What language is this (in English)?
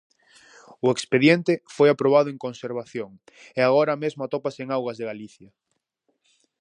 Galician